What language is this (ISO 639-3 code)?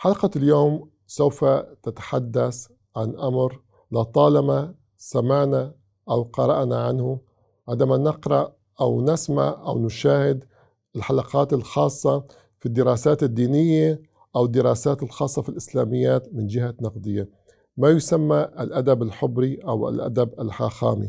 ara